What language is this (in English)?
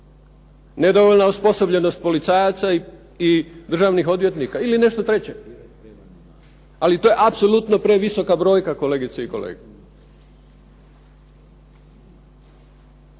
Croatian